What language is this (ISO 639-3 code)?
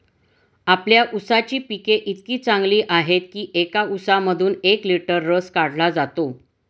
mar